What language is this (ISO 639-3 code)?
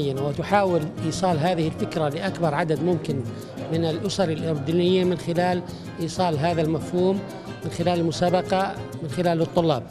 ara